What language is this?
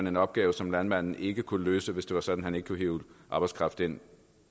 Danish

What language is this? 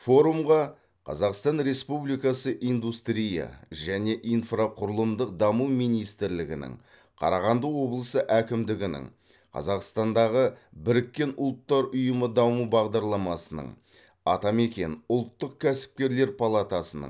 Kazakh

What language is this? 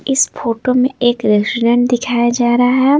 Hindi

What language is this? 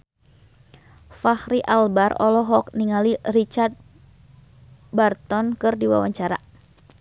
Sundanese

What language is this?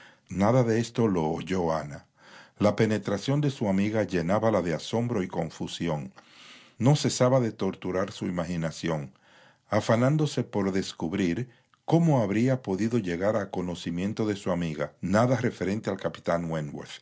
Spanish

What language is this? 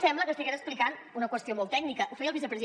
Catalan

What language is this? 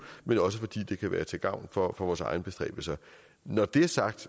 Danish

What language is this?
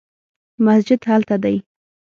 Pashto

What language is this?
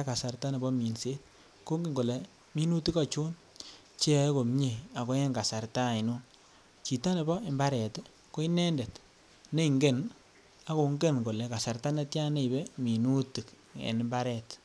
Kalenjin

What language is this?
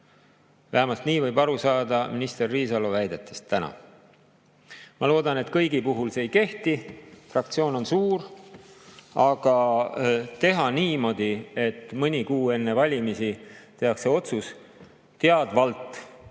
Estonian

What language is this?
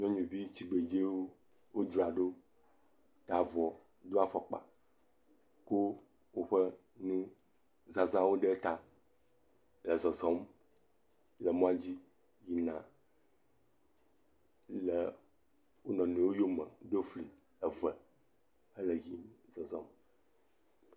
Ewe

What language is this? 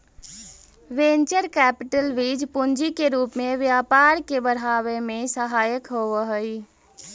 Magahi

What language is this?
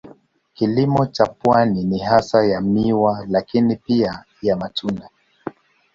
Swahili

